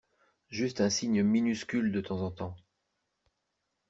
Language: French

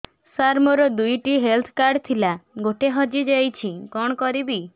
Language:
Odia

